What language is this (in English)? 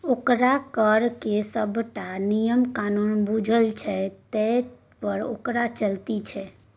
Maithili